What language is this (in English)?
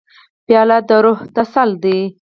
Pashto